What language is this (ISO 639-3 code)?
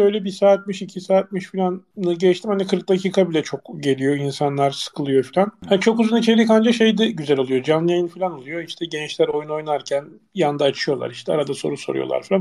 tur